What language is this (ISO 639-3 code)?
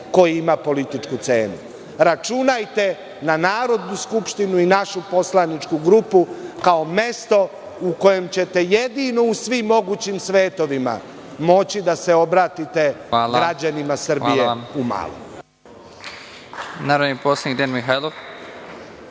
srp